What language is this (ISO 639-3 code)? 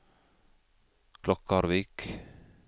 nor